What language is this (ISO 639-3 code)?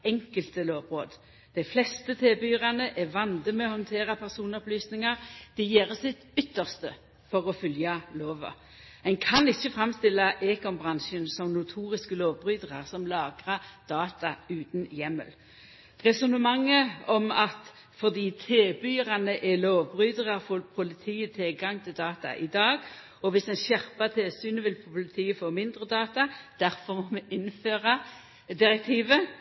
nno